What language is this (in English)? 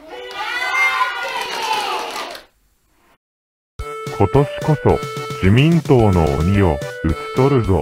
Japanese